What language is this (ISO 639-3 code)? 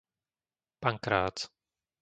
slk